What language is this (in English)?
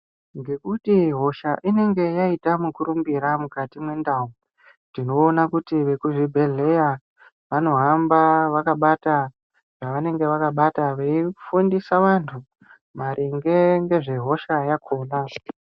Ndau